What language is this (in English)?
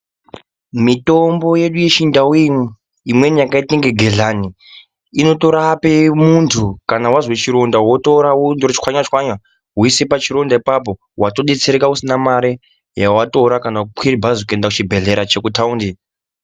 Ndau